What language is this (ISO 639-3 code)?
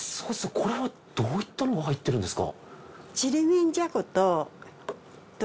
jpn